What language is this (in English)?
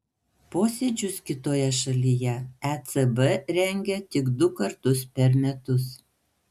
Lithuanian